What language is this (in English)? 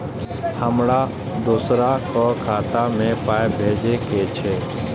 Maithili